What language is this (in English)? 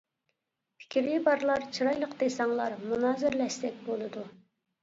Uyghur